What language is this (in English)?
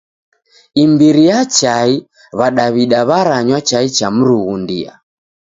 Taita